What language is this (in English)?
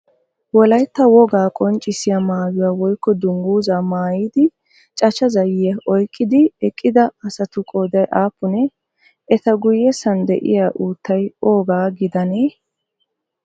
Wolaytta